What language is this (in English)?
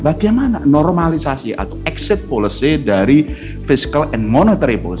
Indonesian